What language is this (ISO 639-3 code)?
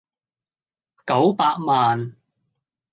yue